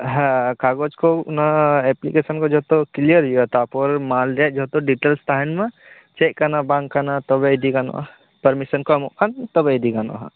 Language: Santali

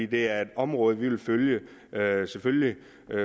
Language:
Danish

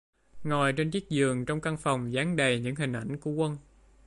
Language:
Vietnamese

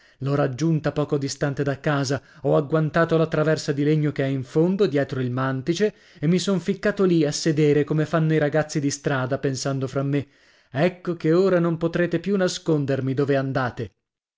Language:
Italian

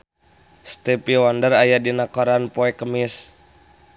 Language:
Sundanese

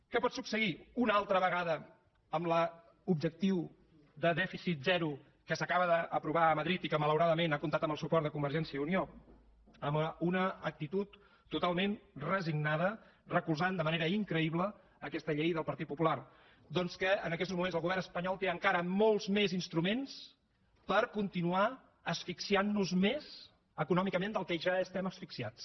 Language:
Catalan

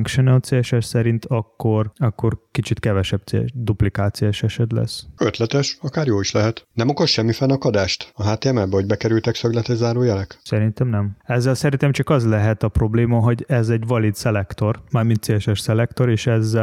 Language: Hungarian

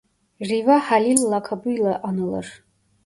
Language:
Turkish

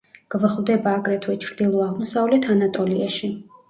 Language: Georgian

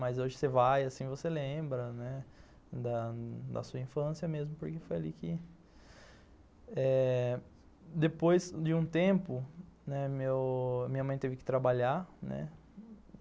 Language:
Portuguese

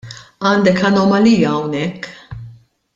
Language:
Maltese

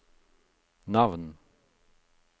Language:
Norwegian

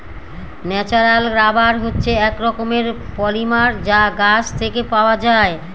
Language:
Bangla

